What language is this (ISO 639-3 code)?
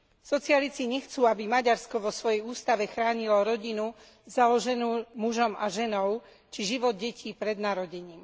slk